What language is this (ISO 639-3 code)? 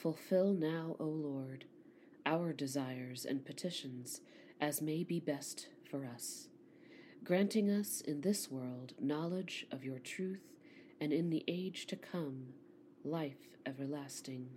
eng